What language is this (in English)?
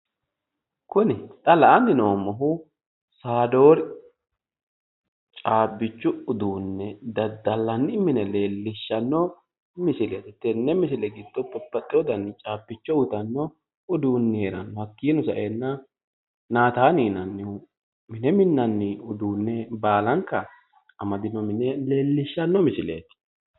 Sidamo